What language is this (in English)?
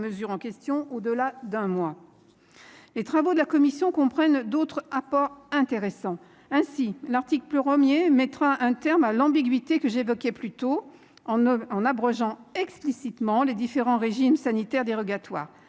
French